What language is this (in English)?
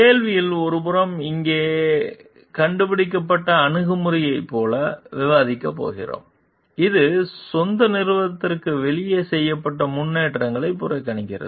Tamil